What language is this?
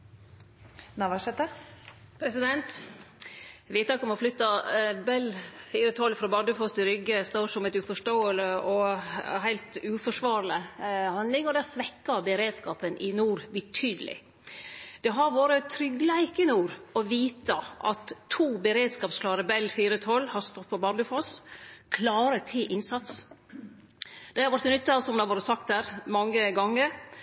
Norwegian Nynorsk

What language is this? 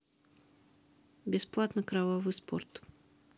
Russian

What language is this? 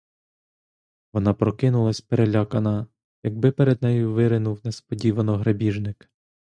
Ukrainian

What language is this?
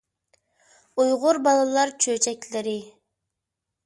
Uyghur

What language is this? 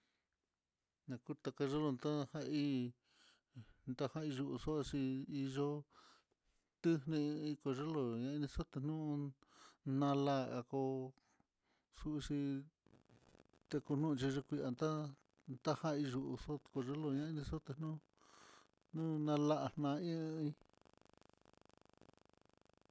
Mitlatongo Mixtec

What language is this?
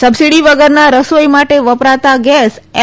Gujarati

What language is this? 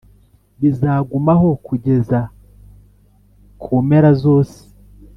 Kinyarwanda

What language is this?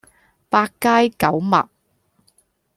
Cantonese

